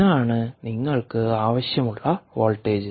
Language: Malayalam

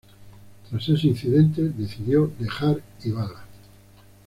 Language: Spanish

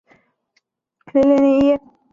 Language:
Chinese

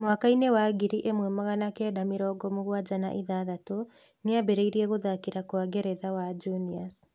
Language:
Kikuyu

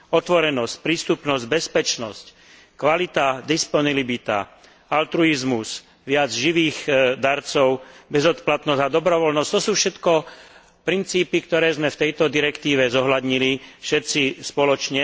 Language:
Slovak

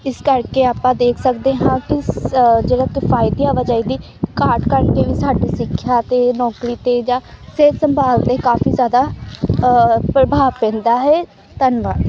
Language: Punjabi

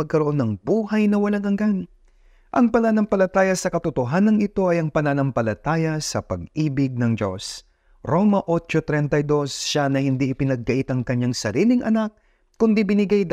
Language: Filipino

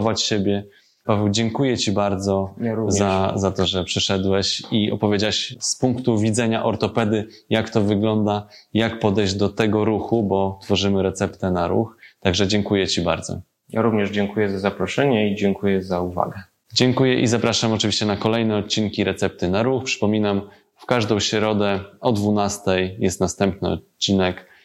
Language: Polish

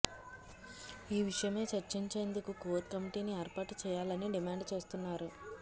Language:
Telugu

